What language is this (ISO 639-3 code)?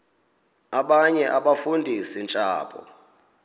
xho